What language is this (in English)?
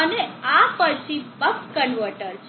Gujarati